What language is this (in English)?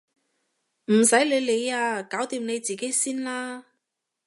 Cantonese